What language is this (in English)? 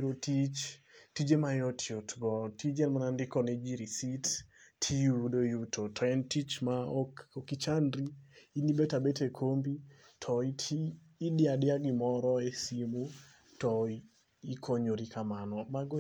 Luo (Kenya and Tanzania)